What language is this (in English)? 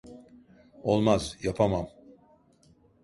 Turkish